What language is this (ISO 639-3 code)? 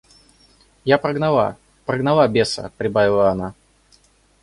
rus